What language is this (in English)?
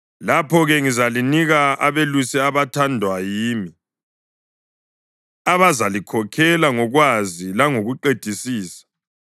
North Ndebele